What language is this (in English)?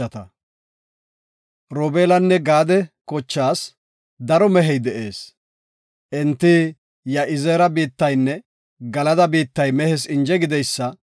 Gofa